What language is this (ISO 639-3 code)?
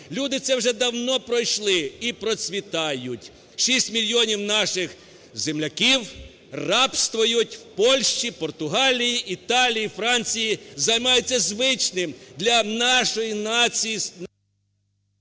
ukr